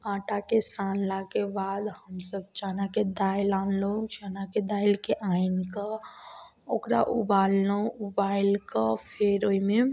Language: Maithili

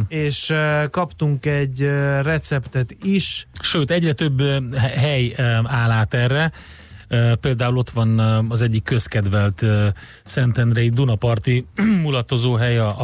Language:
Hungarian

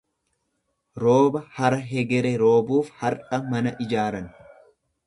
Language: Oromo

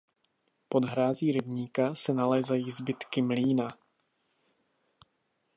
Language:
Czech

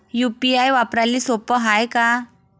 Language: Marathi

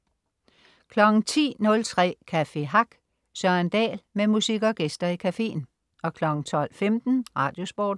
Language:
Danish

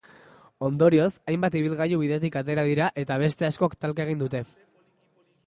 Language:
Basque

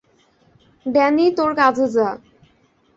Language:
Bangla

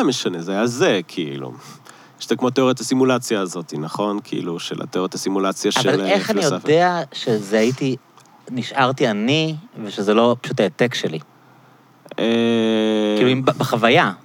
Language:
Hebrew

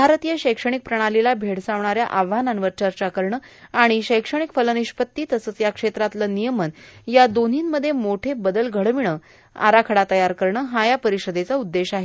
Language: Marathi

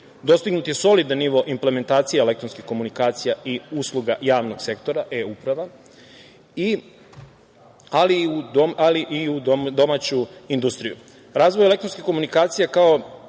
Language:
Serbian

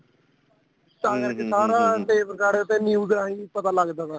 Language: Punjabi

